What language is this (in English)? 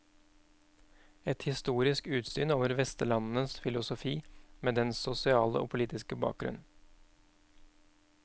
Norwegian